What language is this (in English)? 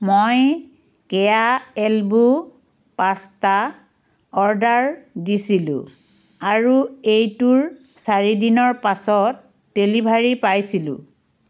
Assamese